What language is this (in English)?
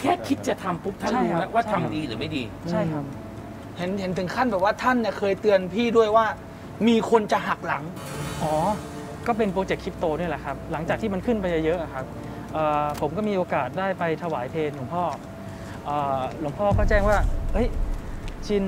Thai